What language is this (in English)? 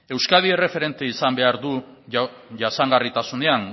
Basque